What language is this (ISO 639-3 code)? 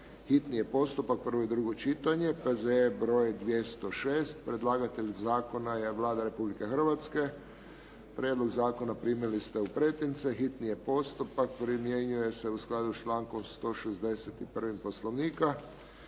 hrv